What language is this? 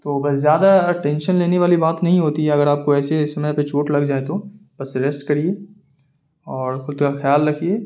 Urdu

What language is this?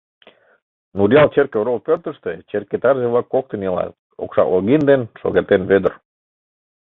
Mari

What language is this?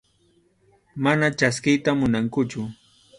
Arequipa-La Unión Quechua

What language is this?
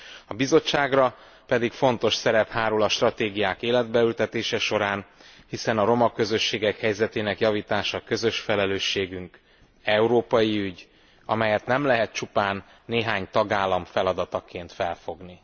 Hungarian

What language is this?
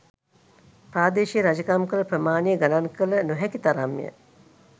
Sinhala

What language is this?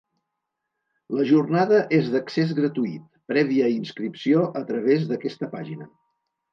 Catalan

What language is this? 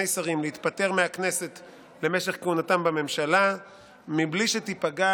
Hebrew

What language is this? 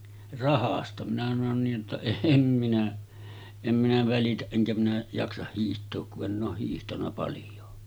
Finnish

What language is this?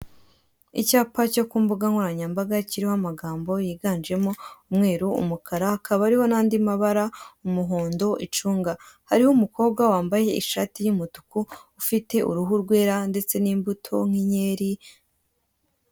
Kinyarwanda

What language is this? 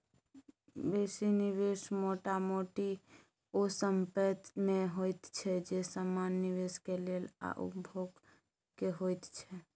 Maithili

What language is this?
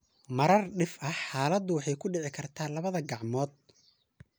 Somali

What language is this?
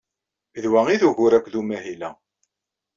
Kabyle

